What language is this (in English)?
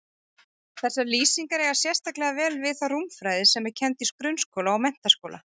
Icelandic